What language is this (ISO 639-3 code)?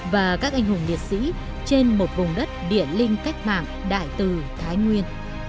vie